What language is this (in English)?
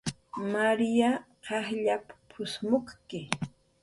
Jaqaru